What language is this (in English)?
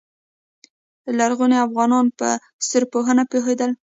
Pashto